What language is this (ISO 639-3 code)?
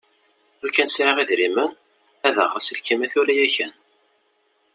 kab